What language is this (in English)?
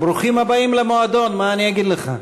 Hebrew